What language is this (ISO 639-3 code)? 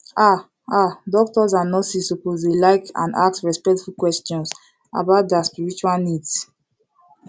pcm